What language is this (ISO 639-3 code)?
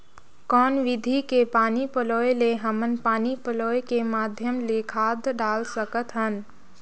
hne